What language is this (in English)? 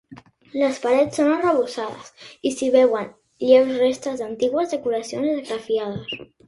Catalan